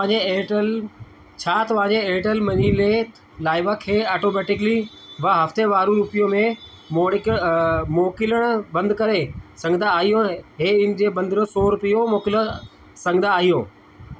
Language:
Sindhi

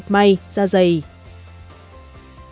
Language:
Vietnamese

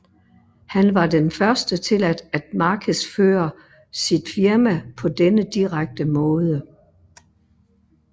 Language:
Danish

